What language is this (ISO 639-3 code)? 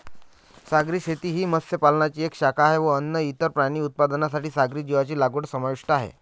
mar